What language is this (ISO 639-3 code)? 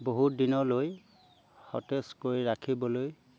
asm